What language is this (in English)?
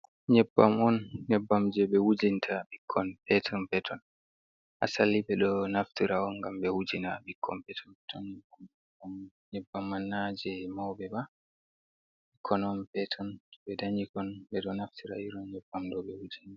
Fula